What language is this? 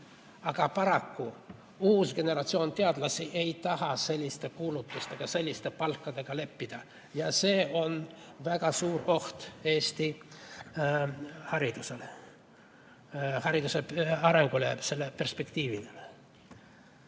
Estonian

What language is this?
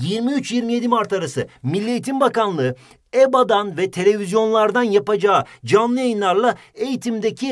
Turkish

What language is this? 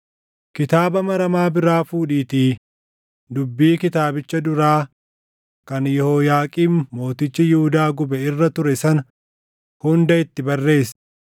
Oromo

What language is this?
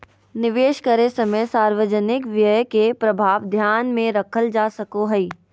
Magahi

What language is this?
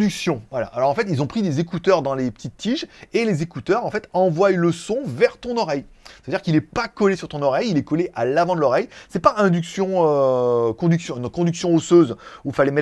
French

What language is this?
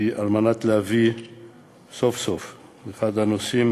Hebrew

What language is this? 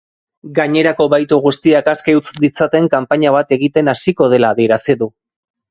Basque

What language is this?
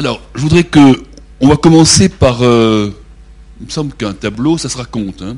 French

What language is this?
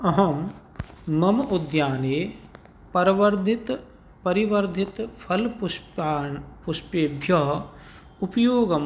Sanskrit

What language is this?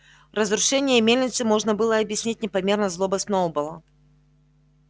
Russian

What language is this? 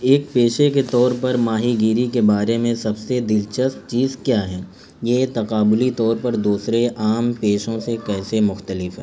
Urdu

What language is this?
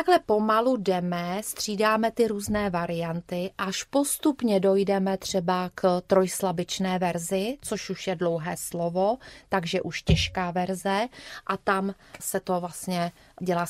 Czech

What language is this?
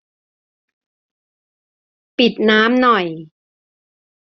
Thai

